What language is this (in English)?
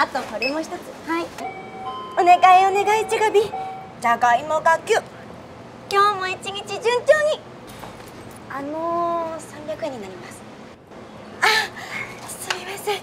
Japanese